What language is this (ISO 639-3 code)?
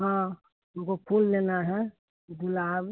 hin